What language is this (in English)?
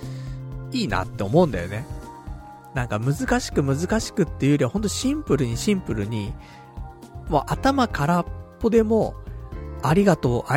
Japanese